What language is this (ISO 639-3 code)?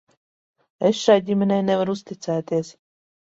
lav